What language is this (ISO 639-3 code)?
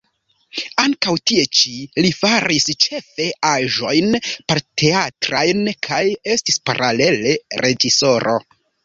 epo